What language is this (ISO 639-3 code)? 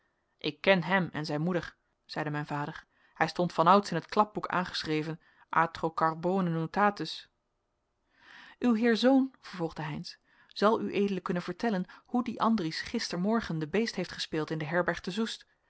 nld